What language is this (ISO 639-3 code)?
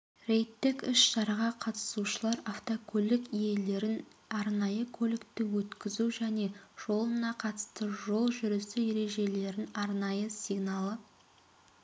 kaz